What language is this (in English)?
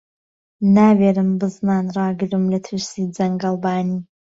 Central Kurdish